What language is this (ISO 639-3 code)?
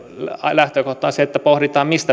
fin